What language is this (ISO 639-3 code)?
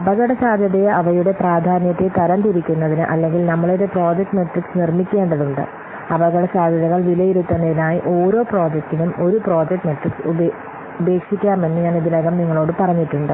mal